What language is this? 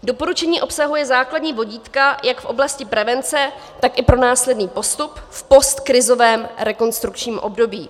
Czech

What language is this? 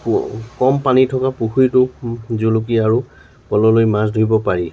Assamese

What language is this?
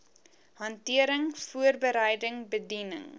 Afrikaans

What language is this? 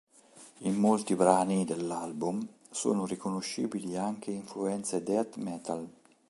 Italian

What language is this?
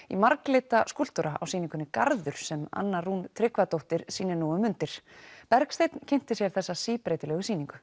Icelandic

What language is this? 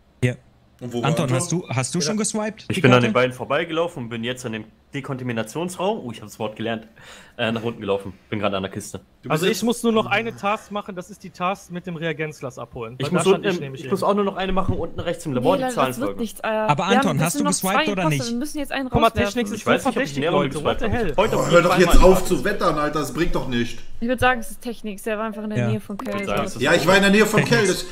German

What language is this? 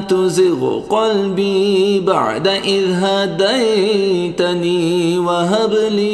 Arabic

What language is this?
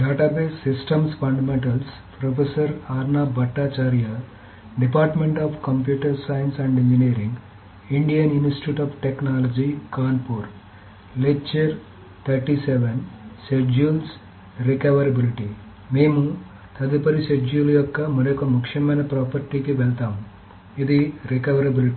Telugu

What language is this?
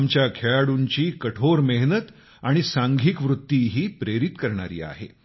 Marathi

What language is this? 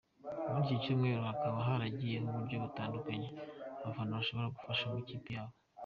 Kinyarwanda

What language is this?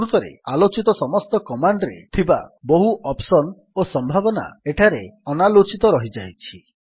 Odia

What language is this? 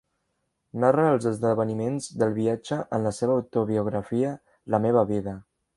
Catalan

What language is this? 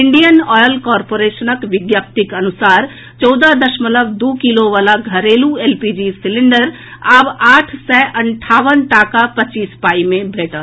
Maithili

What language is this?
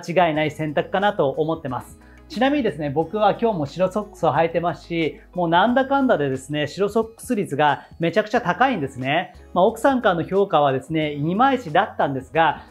Japanese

